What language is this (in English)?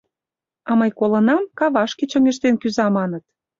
Mari